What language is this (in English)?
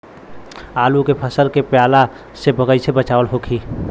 Bhojpuri